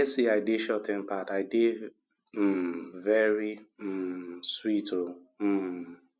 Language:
Nigerian Pidgin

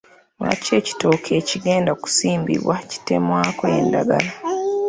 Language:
Ganda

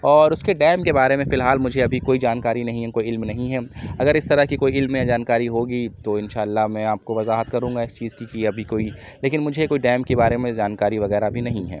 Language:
Urdu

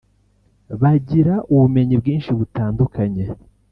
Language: Kinyarwanda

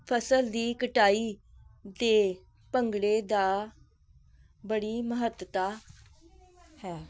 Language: Punjabi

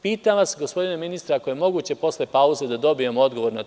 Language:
Serbian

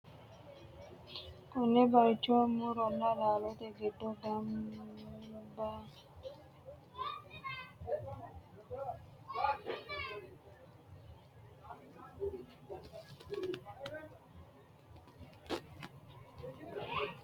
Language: Sidamo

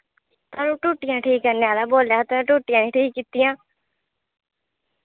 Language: Dogri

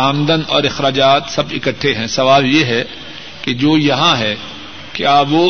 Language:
Urdu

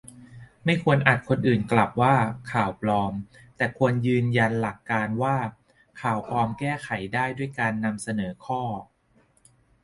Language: Thai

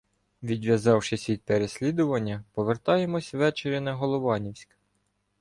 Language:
Ukrainian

